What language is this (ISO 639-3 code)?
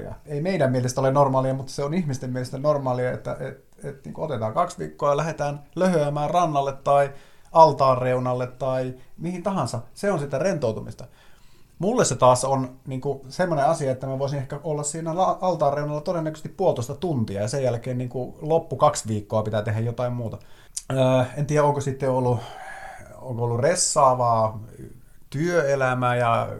fin